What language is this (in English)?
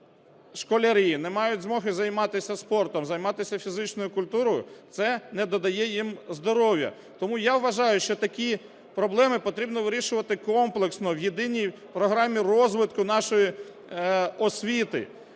Ukrainian